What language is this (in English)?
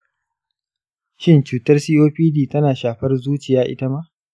Hausa